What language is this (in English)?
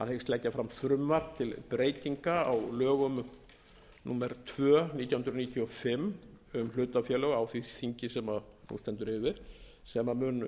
Icelandic